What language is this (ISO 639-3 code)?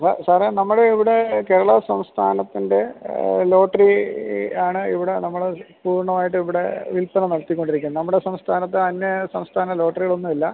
mal